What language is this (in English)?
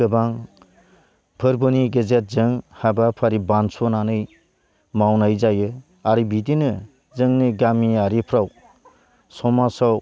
Bodo